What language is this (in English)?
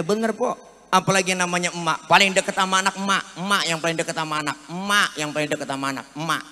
Indonesian